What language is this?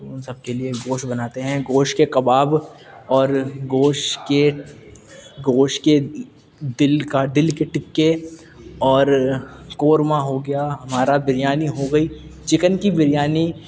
Urdu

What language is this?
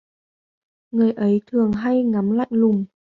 Vietnamese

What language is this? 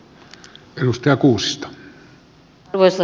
Finnish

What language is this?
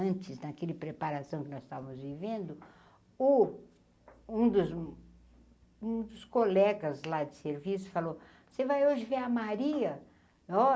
Portuguese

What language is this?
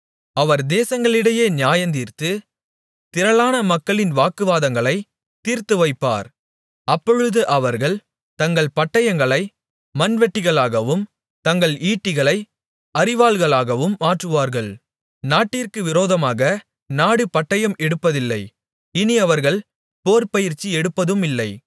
Tamil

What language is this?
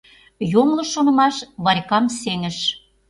Mari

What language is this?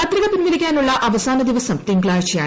Malayalam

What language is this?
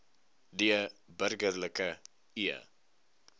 Afrikaans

